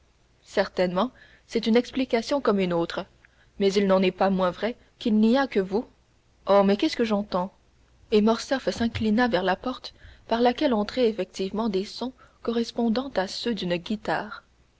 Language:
French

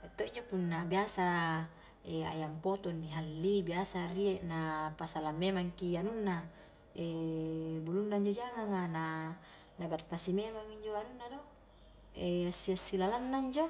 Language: Highland Konjo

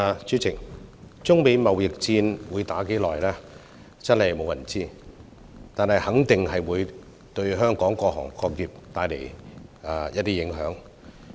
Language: Cantonese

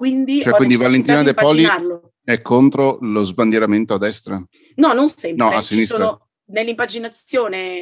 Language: Italian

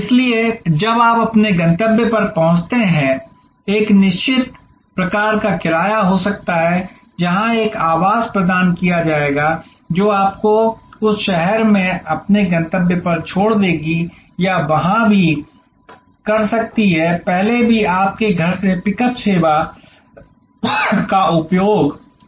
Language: Hindi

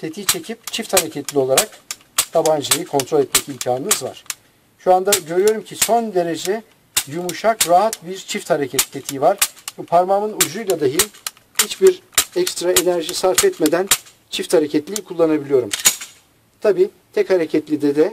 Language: Turkish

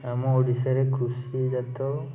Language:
Odia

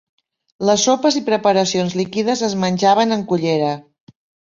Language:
Catalan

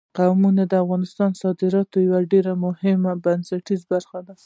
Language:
Pashto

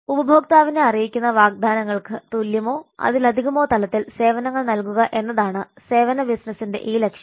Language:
Malayalam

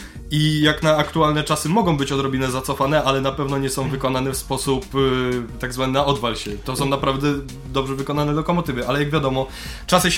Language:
Polish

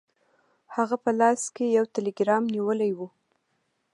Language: Pashto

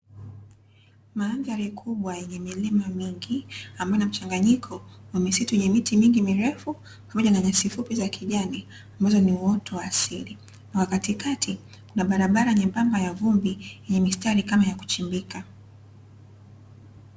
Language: Swahili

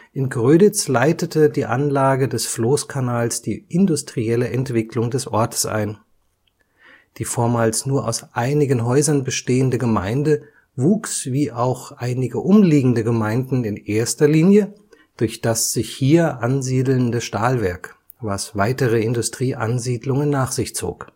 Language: German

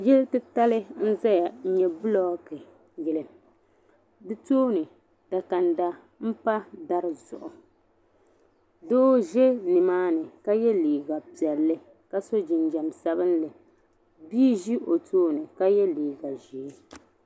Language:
Dagbani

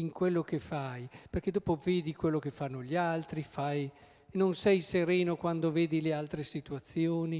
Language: Italian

